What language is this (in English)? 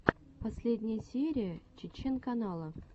Russian